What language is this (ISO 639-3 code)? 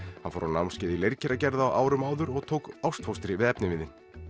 isl